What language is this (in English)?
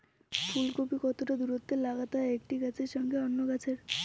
Bangla